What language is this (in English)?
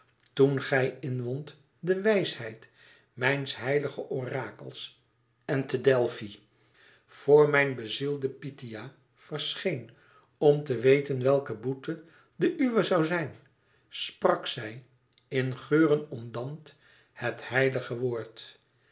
Dutch